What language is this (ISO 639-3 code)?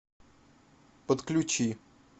rus